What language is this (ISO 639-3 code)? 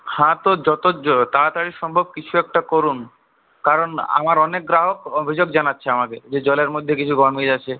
ben